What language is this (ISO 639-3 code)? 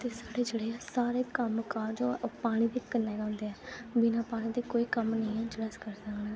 doi